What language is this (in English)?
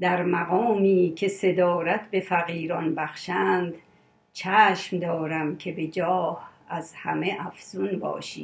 Persian